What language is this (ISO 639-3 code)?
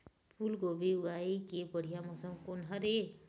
hne